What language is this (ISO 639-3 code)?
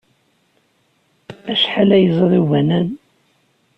kab